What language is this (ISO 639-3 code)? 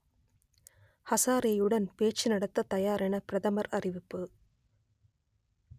tam